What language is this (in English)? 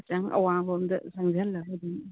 Manipuri